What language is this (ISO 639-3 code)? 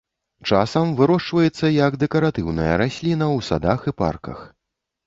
bel